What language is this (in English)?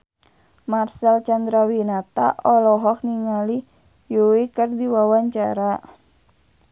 Sundanese